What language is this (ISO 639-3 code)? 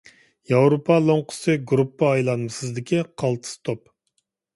uig